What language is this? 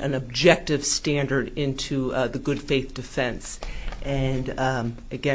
English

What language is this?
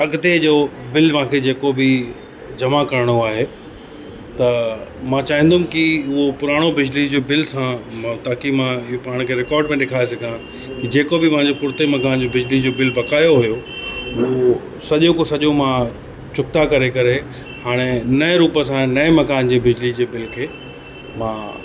Sindhi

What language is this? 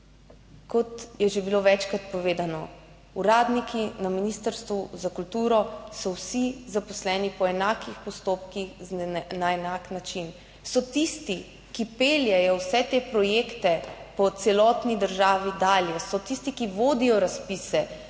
Slovenian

